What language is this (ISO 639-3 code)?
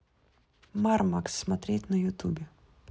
rus